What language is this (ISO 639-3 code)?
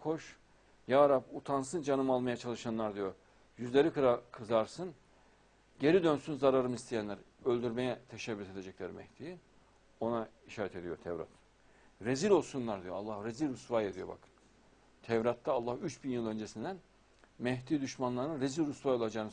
tur